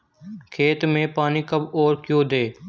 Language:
Hindi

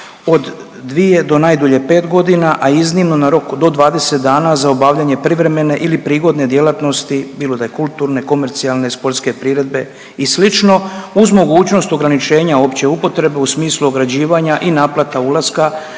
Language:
Croatian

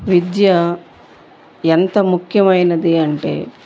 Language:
Telugu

